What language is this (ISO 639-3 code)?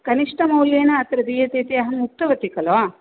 san